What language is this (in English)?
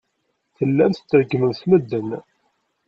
Kabyle